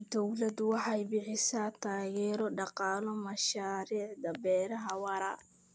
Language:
Somali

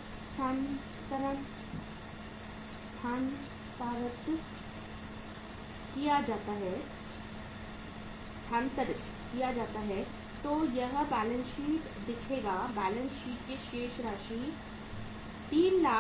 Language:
Hindi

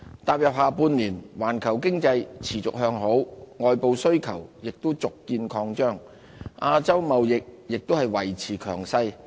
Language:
Cantonese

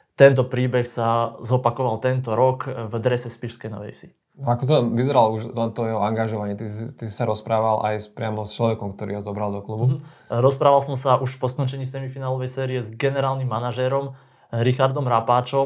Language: Slovak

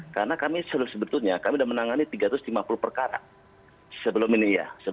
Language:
Indonesian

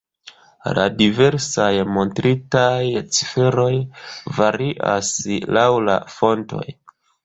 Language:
Esperanto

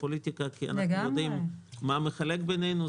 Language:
Hebrew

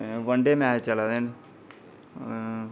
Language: Dogri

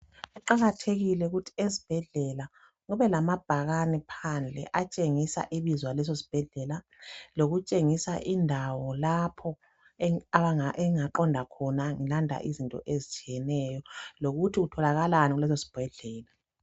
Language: North Ndebele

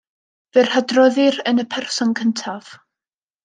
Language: Welsh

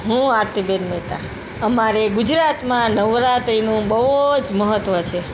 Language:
Gujarati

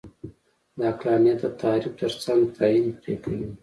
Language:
Pashto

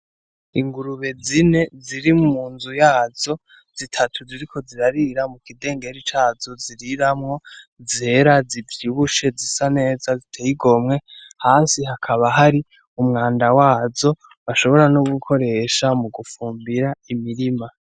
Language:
Rundi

